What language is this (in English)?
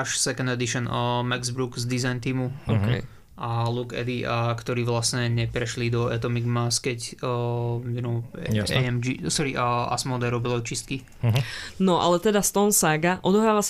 Slovak